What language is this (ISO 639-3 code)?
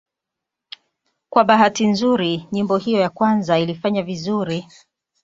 swa